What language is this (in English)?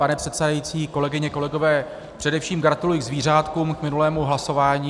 Czech